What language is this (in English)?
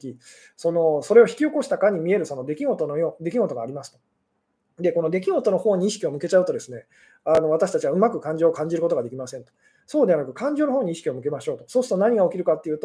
Japanese